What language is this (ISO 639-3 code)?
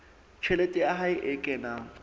sot